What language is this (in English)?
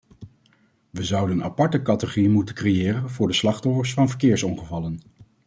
Dutch